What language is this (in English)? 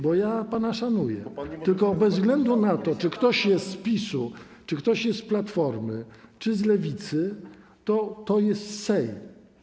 Polish